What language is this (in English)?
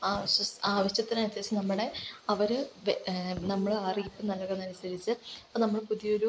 Malayalam